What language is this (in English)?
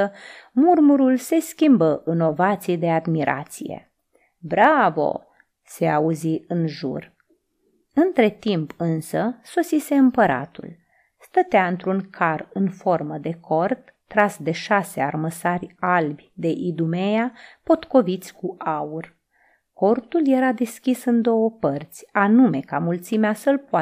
Romanian